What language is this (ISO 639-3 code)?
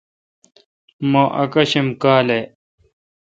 xka